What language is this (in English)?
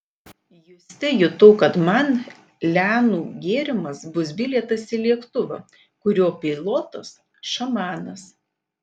Lithuanian